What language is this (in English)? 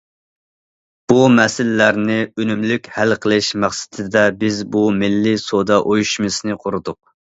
Uyghur